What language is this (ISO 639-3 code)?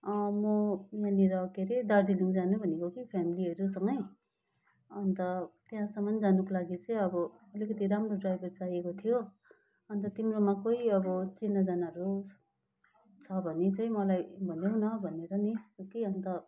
nep